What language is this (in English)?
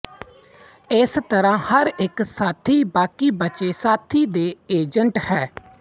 Punjabi